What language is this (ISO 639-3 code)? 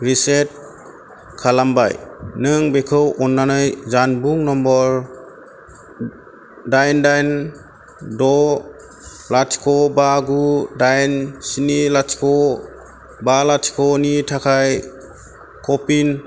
brx